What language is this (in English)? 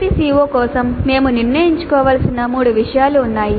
Telugu